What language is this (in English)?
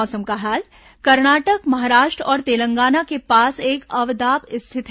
Hindi